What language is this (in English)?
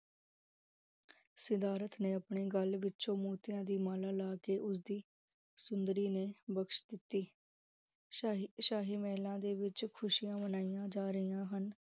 Punjabi